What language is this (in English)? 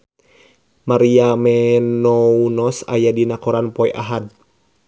Sundanese